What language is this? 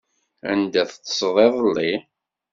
Kabyle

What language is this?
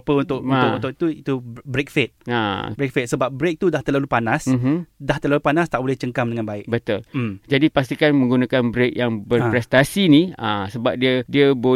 Malay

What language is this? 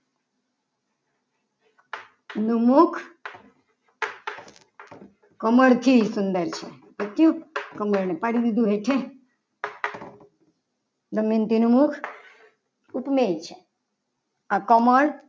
Gujarati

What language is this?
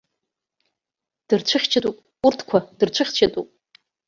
Abkhazian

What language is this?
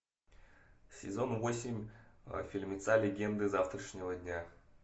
Russian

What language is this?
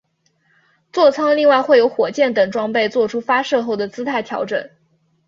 Chinese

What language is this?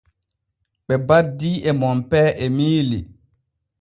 Borgu Fulfulde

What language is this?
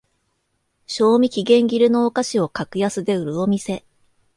Japanese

